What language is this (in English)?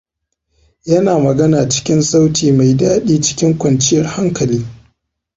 Hausa